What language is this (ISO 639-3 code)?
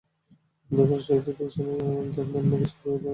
ben